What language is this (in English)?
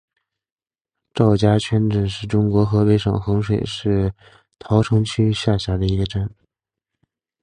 Chinese